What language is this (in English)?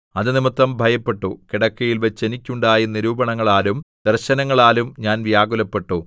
Malayalam